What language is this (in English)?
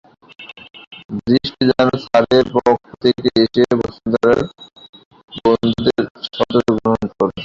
Bangla